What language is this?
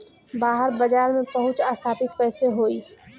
Bhojpuri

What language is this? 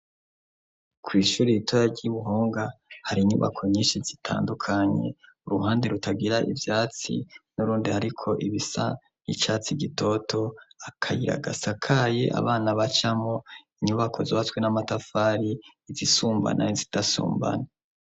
Rundi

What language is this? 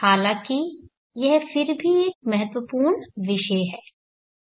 Hindi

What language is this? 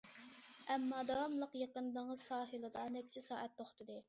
Uyghur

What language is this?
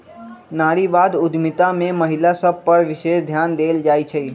Magahi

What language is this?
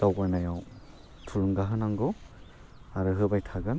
Bodo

